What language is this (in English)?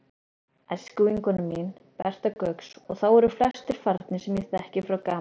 Icelandic